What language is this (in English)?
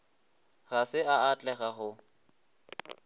Northern Sotho